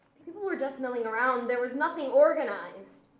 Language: English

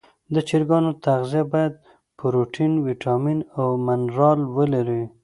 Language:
Pashto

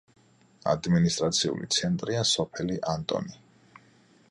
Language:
Georgian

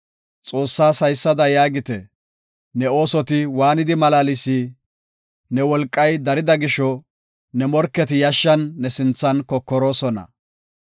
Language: Gofa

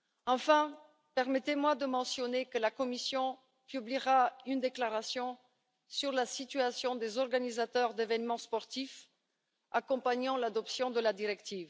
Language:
French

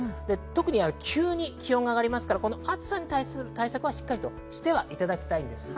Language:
Japanese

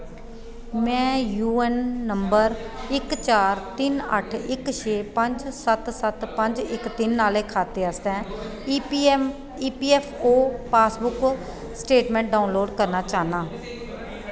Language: Dogri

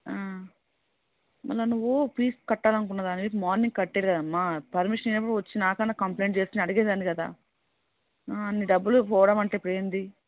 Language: Telugu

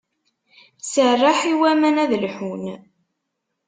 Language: Kabyle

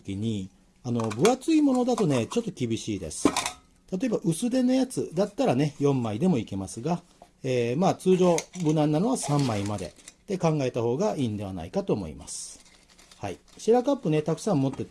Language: Japanese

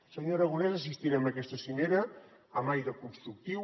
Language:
Catalan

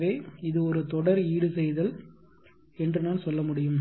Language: Tamil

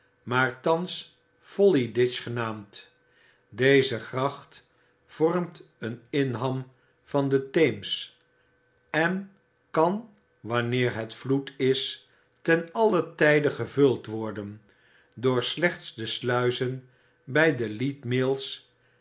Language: Dutch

